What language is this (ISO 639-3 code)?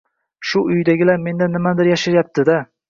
uzb